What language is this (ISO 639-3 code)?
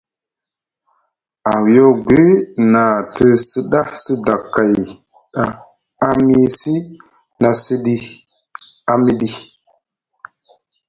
mug